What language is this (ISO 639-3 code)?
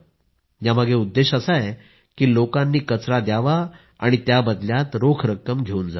mar